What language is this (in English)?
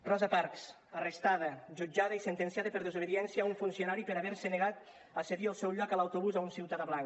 Catalan